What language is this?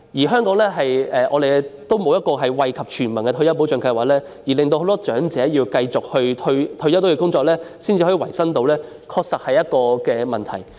Cantonese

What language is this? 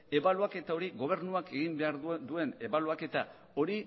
Basque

